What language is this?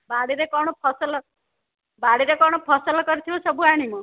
Odia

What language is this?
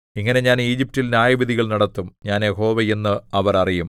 Malayalam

